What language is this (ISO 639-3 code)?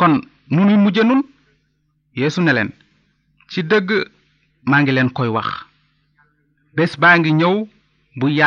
ita